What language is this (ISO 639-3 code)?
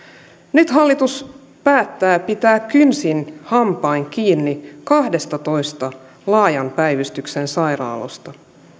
fin